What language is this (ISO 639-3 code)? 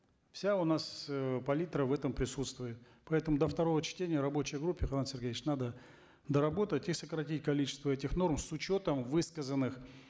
kaz